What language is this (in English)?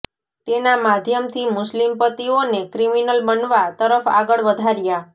Gujarati